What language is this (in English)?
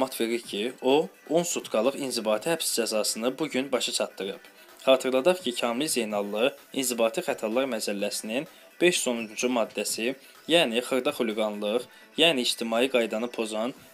Turkish